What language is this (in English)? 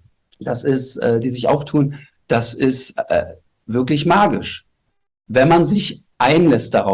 German